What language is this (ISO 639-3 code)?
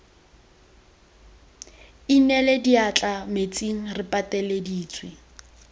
tsn